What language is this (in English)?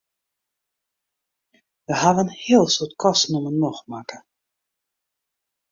Western Frisian